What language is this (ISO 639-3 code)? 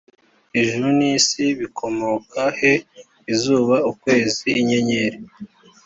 kin